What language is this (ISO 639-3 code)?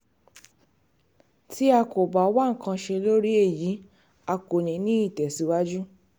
yor